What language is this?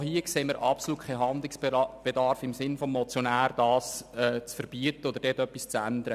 Swiss German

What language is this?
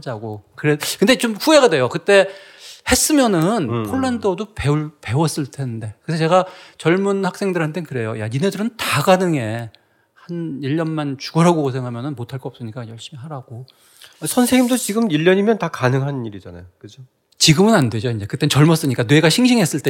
Korean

